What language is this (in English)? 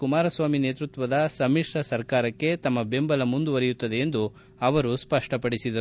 Kannada